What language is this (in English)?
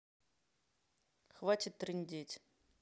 Russian